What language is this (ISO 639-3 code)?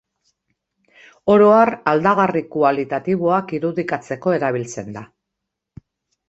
eus